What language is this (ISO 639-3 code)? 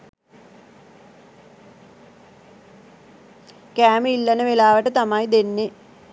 sin